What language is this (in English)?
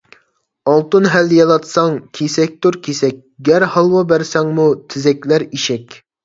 Uyghur